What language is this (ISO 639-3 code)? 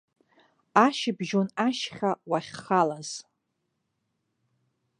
abk